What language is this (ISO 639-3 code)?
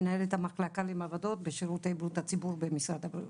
heb